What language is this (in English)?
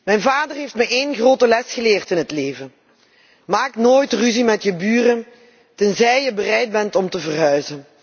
Dutch